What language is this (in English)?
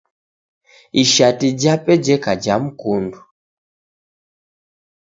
Taita